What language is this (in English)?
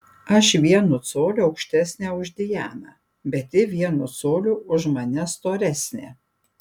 Lithuanian